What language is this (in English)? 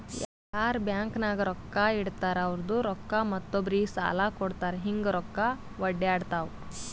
Kannada